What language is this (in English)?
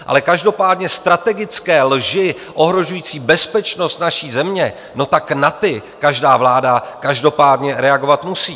Czech